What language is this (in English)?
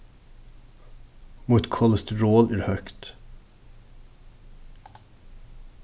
Faroese